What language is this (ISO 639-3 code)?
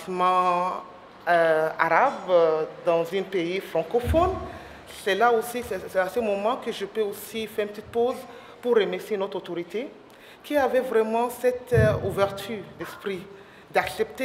fra